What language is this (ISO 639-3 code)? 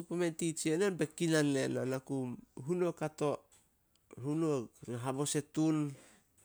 sol